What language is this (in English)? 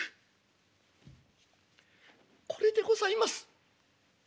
Japanese